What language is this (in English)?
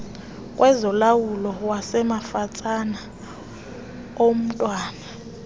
Xhosa